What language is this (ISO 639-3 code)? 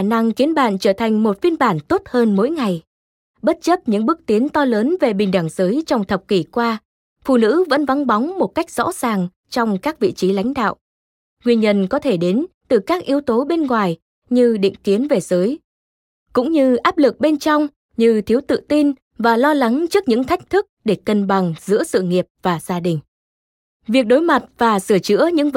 vie